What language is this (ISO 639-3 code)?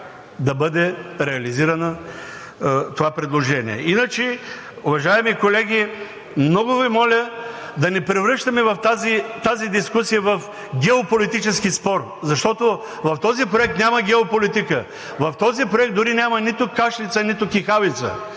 bul